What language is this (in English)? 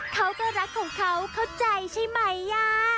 Thai